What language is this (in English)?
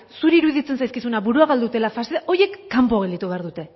Basque